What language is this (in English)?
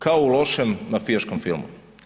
Croatian